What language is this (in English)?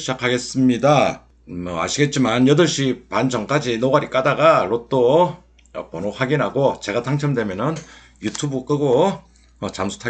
Korean